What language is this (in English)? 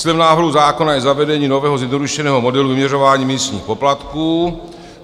Czech